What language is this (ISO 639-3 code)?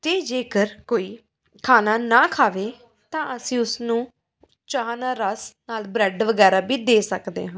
pan